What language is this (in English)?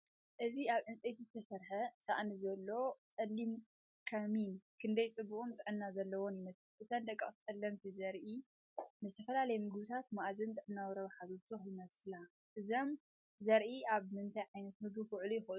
Tigrinya